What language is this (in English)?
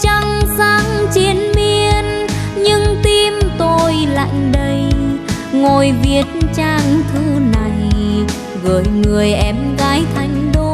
Vietnamese